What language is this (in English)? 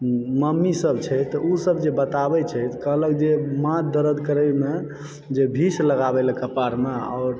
Maithili